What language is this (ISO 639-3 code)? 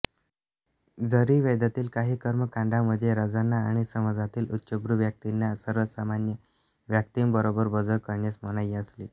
mar